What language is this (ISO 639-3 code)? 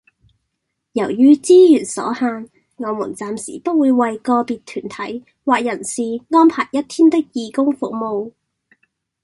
yue